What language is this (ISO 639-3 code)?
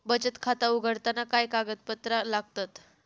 mar